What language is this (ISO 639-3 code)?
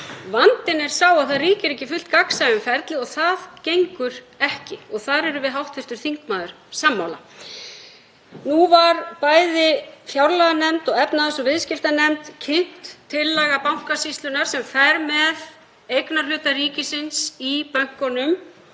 isl